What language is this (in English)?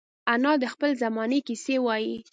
Pashto